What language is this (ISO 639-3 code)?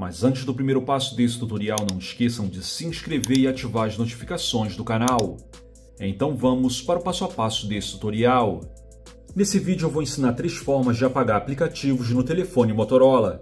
por